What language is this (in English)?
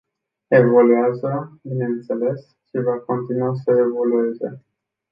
Romanian